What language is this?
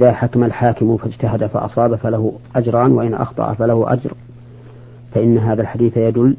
Arabic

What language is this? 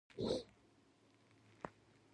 Pashto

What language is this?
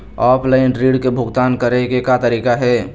Chhattisgarhi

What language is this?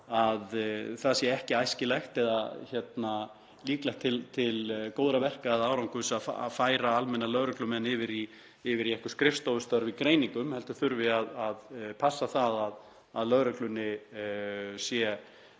Icelandic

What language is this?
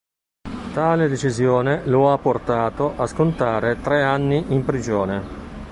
Italian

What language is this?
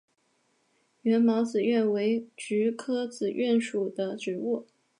Chinese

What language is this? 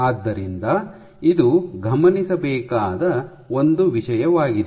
Kannada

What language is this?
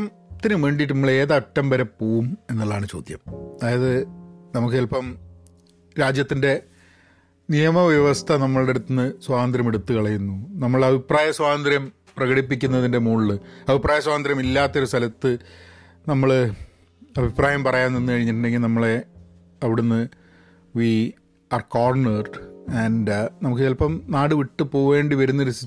Malayalam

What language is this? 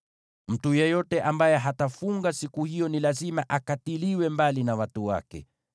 Swahili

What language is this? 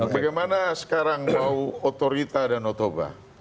Indonesian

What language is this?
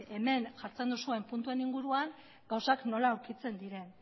Basque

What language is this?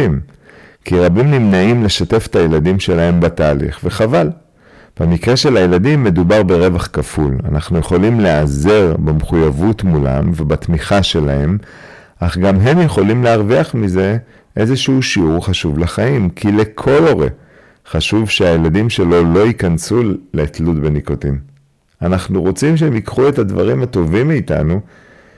Hebrew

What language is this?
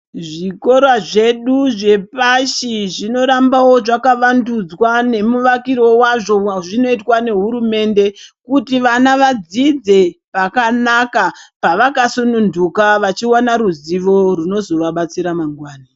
Ndau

